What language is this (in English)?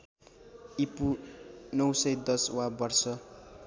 Nepali